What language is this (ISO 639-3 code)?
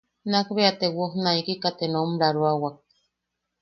yaq